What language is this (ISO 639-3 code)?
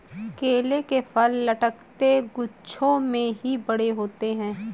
hin